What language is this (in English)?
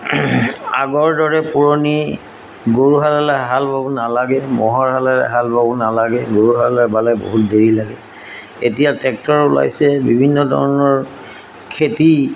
Assamese